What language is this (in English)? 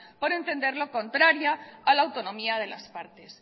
Spanish